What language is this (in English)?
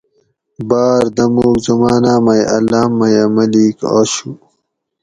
Gawri